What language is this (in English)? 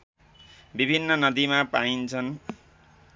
Nepali